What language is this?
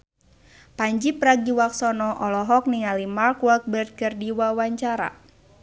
Sundanese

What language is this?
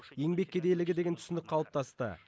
Kazakh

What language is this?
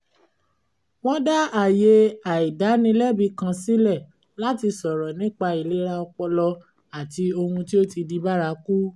Yoruba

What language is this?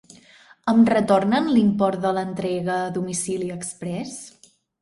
Catalan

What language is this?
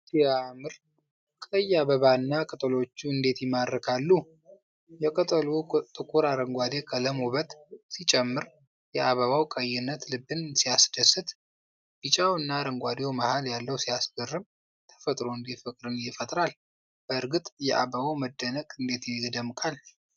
Amharic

